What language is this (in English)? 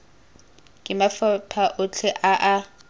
Tswana